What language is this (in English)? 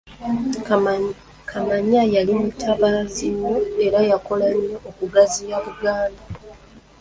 Ganda